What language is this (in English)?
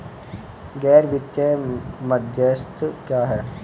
Hindi